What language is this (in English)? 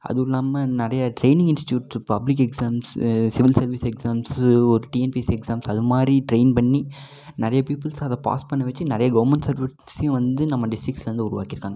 Tamil